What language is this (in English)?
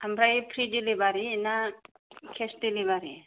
Bodo